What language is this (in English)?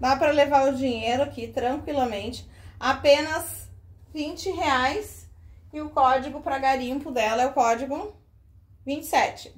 Portuguese